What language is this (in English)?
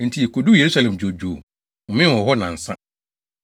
Akan